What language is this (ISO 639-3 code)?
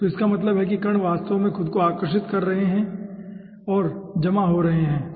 hin